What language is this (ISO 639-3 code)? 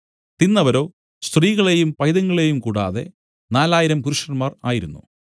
mal